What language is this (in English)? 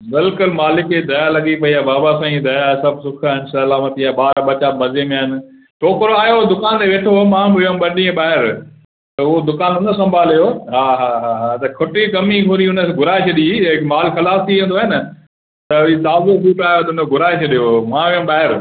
Sindhi